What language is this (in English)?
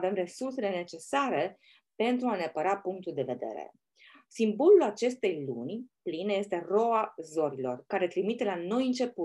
Romanian